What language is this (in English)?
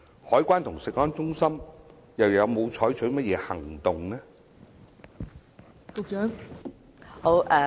Cantonese